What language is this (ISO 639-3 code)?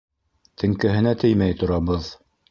bak